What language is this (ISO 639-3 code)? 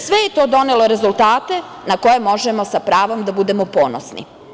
srp